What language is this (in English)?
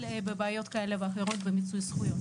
Hebrew